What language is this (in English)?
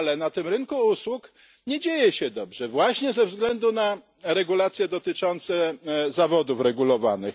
Polish